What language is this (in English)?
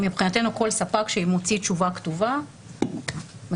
Hebrew